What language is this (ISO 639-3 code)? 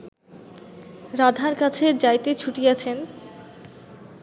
ben